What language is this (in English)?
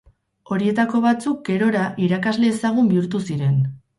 Basque